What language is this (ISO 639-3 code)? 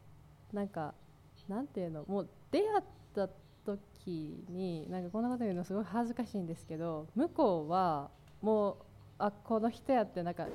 jpn